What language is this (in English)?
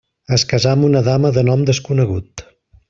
Catalan